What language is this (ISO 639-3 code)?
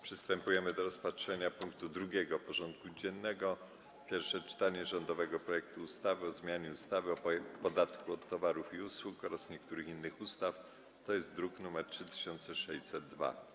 pol